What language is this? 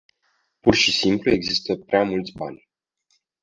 Romanian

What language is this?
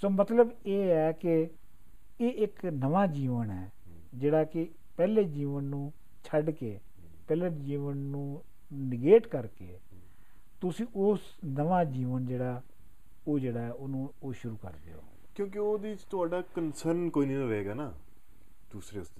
Punjabi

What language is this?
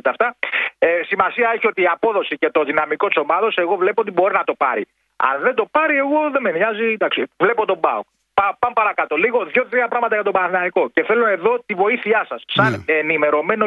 Greek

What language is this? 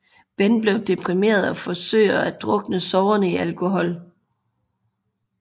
Danish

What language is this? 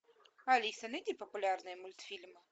Russian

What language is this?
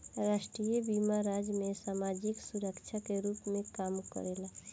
Bhojpuri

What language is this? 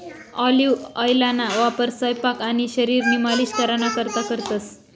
Marathi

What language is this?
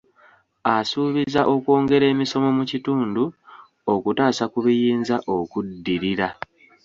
Ganda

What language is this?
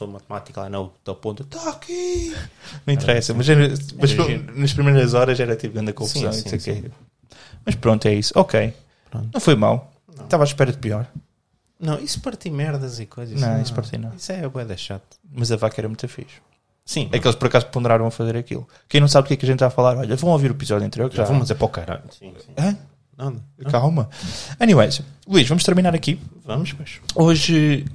Portuguese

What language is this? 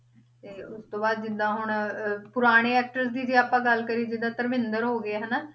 Punjabi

